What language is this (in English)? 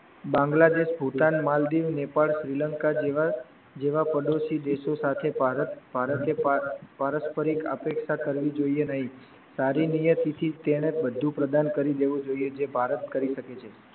Gujarati